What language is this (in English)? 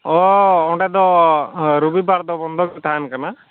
Santali